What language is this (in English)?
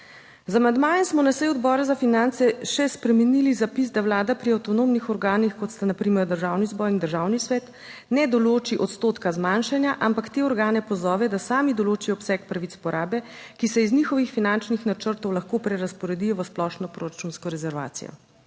Slovenian